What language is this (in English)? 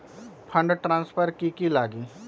Magahi